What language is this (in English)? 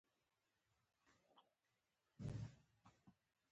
Pashto